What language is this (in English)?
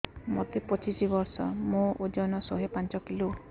Odia